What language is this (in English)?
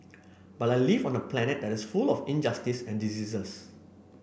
English